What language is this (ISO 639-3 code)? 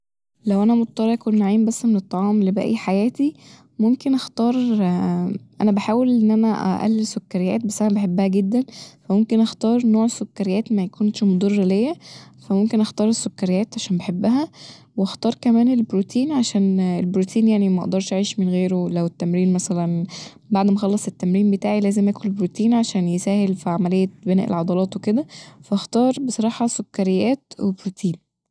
arz